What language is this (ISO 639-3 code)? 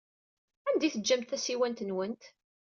kab